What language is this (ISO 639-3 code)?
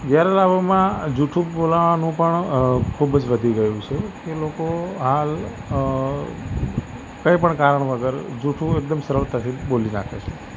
guj